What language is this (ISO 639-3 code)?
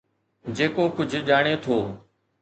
snd